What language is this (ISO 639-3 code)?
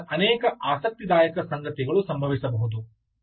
kan